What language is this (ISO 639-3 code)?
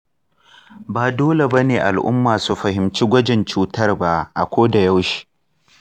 hau